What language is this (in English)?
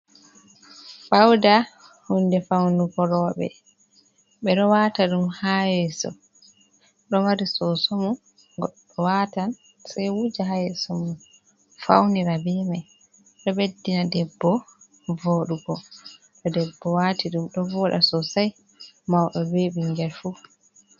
Fula